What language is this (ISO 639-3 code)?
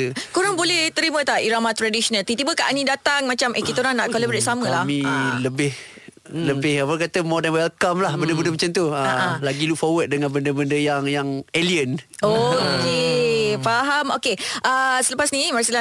msa